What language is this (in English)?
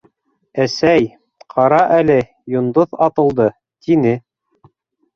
Bashkir